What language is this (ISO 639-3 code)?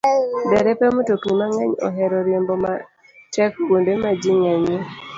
luo